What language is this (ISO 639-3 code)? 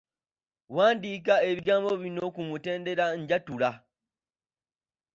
lug